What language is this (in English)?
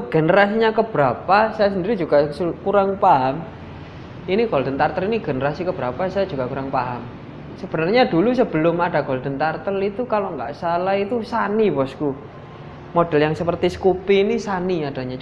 Indonesian